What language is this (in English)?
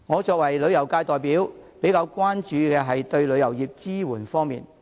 Cantonese